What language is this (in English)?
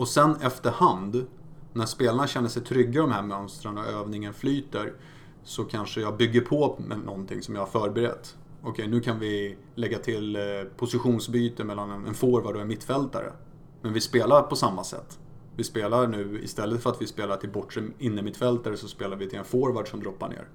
Swedish